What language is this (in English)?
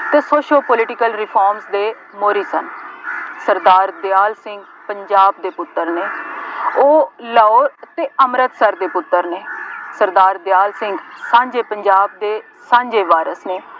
Punjabi